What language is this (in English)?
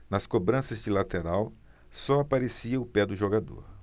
Portuguese